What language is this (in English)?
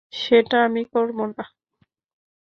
Bangla